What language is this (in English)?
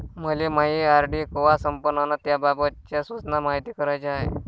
Marathi